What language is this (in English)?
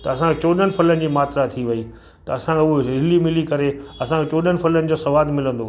Sindhi